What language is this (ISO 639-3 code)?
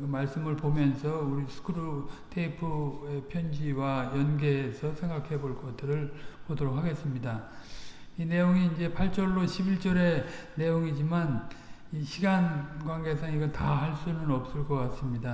kor